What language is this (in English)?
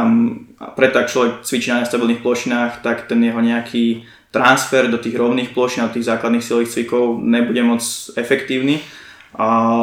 Slovak